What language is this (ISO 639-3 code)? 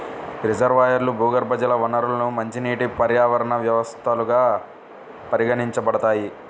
tel